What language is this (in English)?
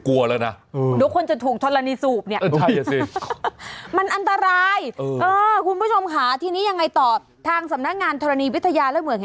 Thai